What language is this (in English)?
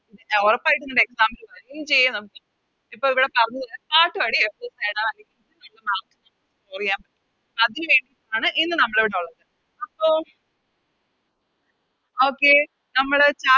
Malayalam